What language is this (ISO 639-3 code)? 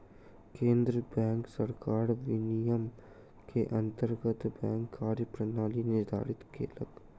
mai